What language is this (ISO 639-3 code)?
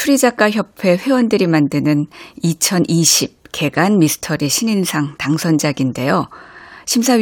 kor